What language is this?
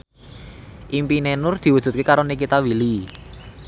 Javanese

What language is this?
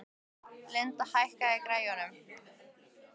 Icelandic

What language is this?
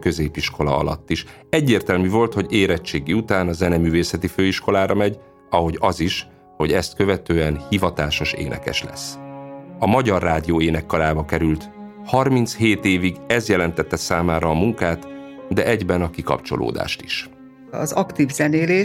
Hungarian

